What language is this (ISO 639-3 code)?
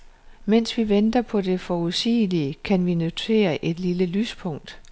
dan